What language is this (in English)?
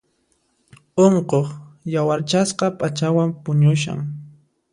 Puno Quechua